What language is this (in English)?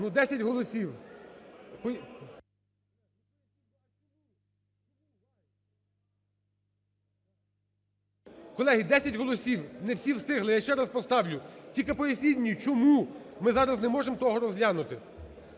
Ukrainian